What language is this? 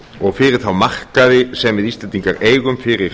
Icelandic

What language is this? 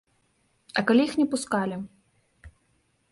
Belarusian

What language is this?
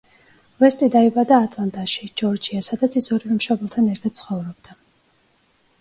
Georgian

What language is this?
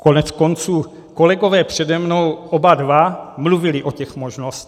Czech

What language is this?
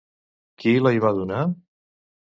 Catalan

